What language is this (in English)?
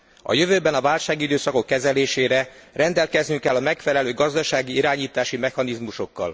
Hungarian